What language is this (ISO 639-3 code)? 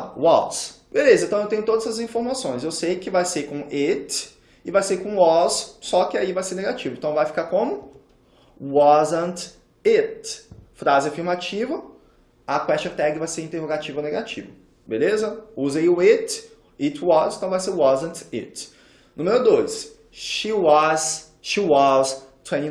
por